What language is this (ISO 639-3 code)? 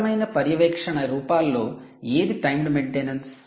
tel